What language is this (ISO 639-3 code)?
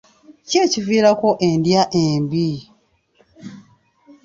lug